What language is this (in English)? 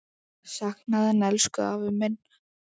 Icelandic